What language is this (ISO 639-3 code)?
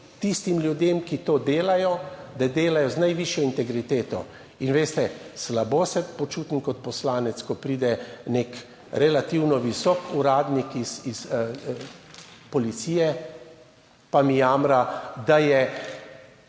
slv